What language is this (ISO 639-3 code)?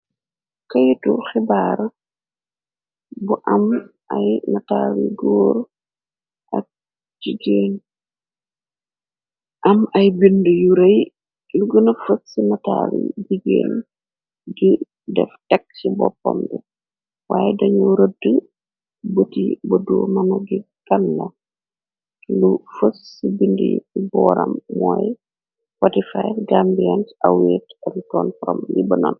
wol